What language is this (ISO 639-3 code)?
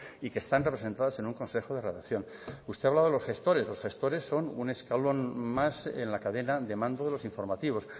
spa